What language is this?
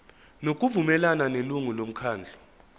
Zulu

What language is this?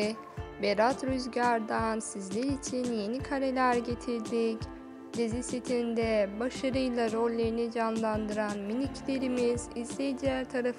Turkish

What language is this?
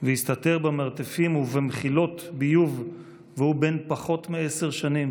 Hebrew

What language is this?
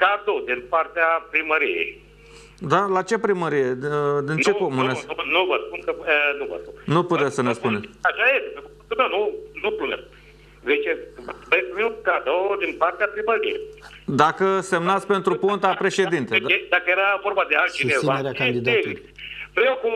Romanian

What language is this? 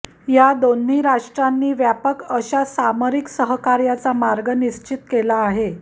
Marathi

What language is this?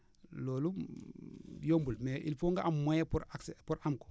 Wolof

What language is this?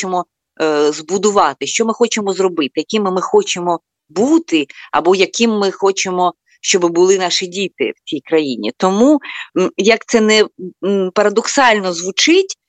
Ukrainian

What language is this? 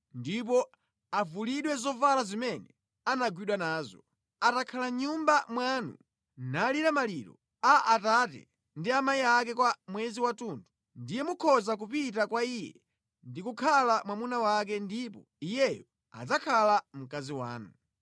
Nyanja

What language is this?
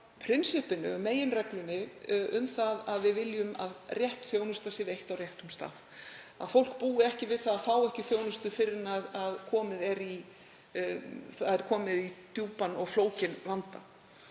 Icelandic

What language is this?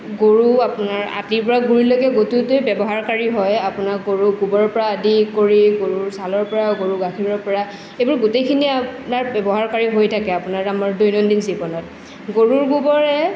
Assamese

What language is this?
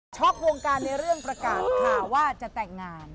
Thai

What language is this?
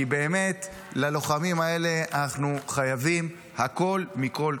Hebrew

